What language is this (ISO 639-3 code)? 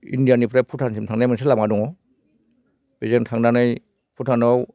brx